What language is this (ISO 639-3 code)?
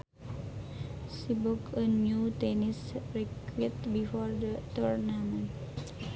sun